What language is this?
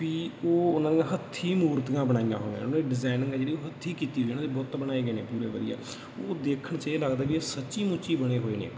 Punjabi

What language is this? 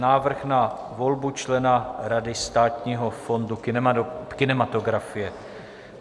Czech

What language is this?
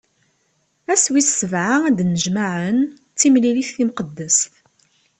Kabyle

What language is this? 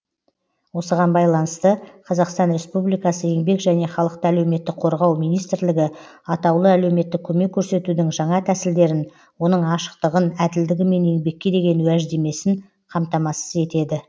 Kazakh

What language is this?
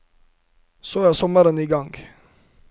Norwegian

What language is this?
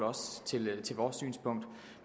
Danish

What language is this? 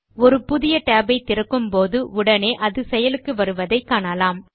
Tamil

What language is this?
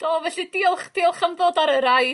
Welsh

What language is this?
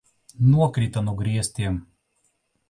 Latvian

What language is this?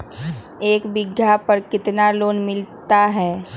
Magahi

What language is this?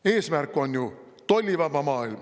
Estonian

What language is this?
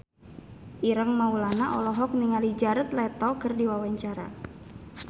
Sundanese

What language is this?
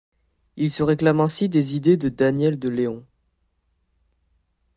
French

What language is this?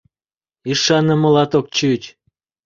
Mari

